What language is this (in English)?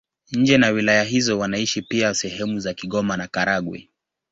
Swahili